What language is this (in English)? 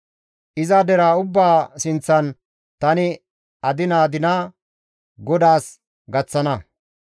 Gamo